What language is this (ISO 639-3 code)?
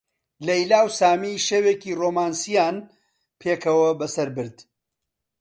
ckb